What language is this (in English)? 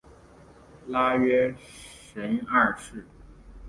Chinese